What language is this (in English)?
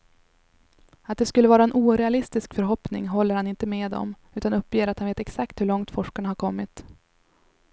Swedish